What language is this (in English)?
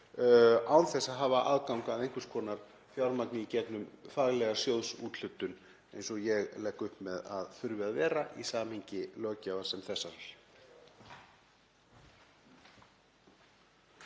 Icelandic